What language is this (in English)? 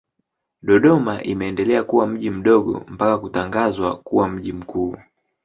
Swahili